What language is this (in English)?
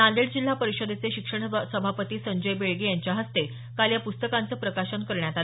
Marathi